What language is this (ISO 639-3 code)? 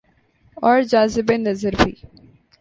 urd